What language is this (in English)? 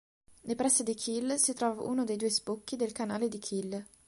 Italian